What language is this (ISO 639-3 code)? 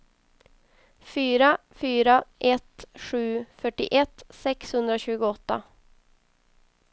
swe